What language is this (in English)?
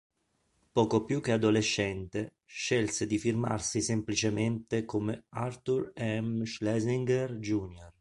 Italian